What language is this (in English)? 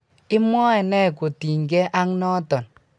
Kalenjin